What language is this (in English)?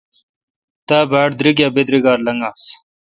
Kalkoti